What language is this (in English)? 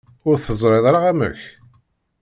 Kabyle